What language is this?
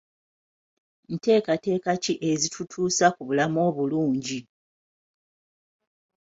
Ganda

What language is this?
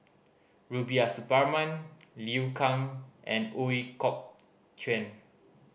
English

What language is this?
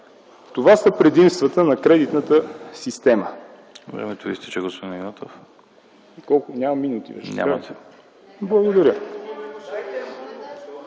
Bulgarian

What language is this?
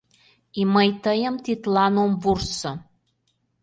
Mari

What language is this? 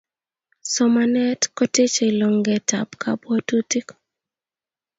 Kalenjin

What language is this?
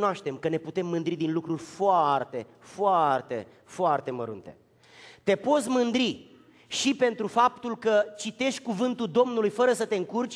Romanian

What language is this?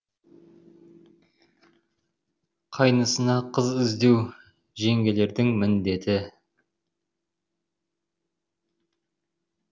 Kazakh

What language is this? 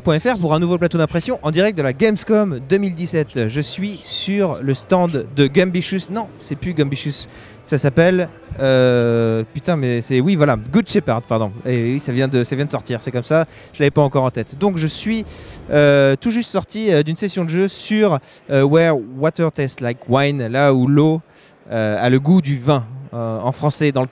French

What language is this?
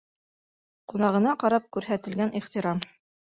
Bashkir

